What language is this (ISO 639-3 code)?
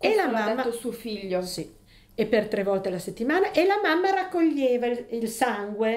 ita